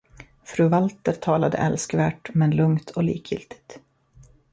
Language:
Swedish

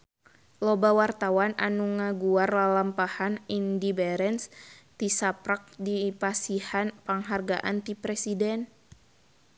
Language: Sundanese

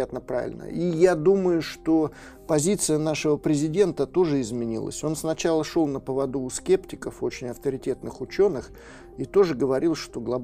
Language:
Russian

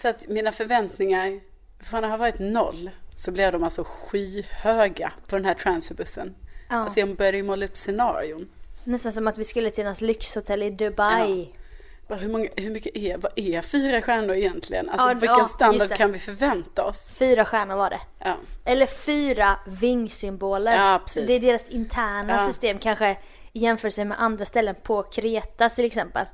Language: Swedish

